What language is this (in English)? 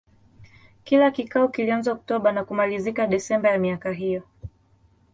Swahili